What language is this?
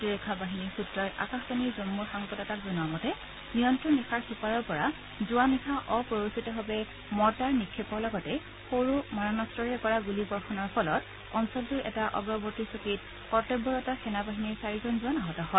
Assamese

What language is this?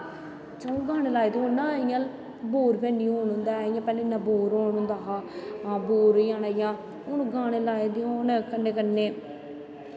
Dogri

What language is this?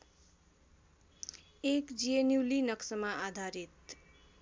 Nepali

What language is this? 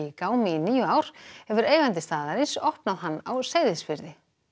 Icelandic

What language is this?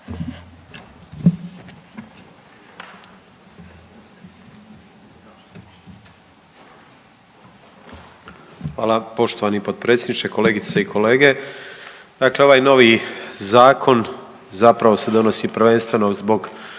Croatian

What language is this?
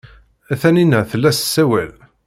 Kabyle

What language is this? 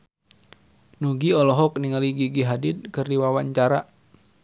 Sundanese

